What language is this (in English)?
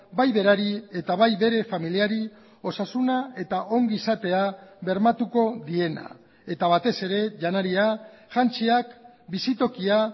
Basque